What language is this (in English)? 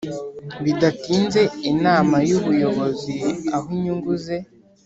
Kinyarwanda